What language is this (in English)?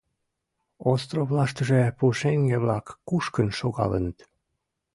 Mari